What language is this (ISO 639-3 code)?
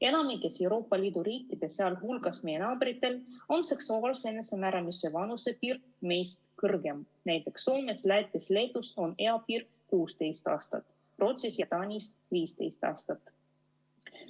est